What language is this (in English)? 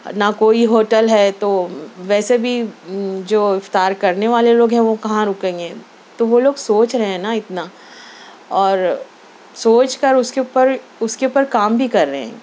Urdu